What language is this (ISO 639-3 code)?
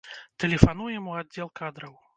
bel